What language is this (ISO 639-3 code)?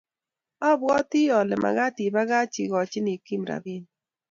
kln